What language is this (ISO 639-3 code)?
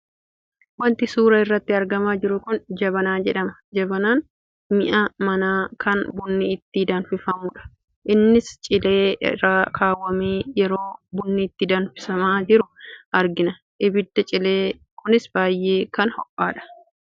orm